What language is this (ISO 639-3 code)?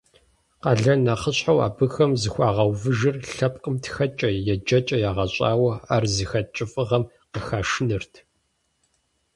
kbd